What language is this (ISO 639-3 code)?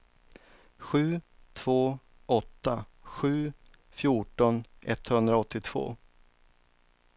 swe